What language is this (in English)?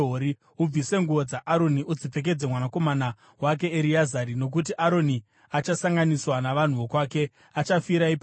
Shona